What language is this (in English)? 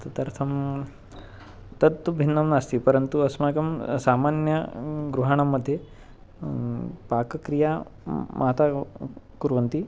Sanskrit